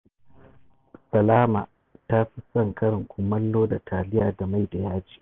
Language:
Hausa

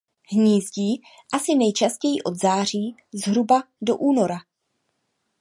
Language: Czech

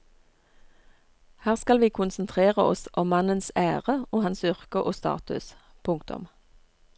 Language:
Norwegian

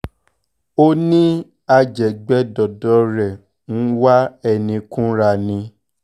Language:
Yoruba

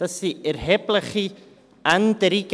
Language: Swiss German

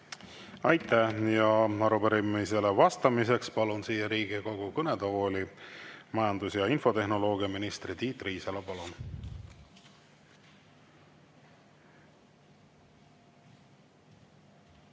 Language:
Estonian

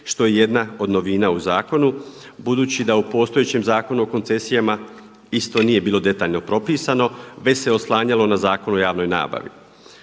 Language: Croatian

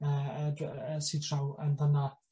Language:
Welsh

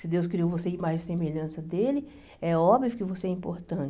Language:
Portuguese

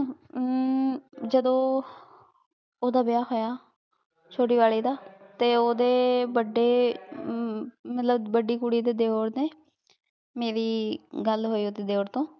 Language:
Punjabi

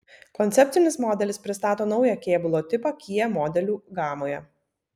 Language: Lithuanian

